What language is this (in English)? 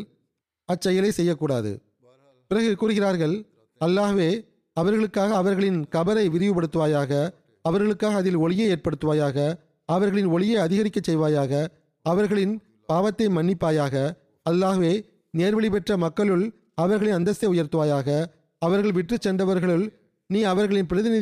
Tamil